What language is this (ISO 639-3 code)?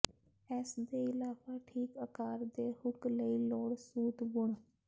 pan